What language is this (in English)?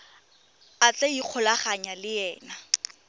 Tswana